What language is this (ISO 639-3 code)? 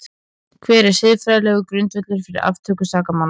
isl